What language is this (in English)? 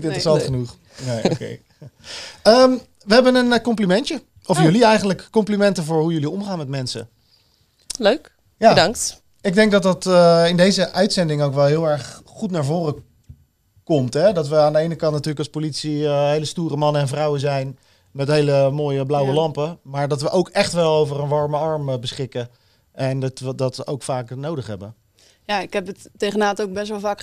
Dutch